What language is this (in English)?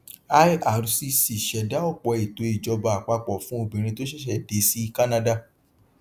Yoruba